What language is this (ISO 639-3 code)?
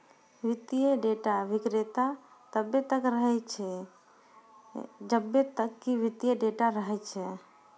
mai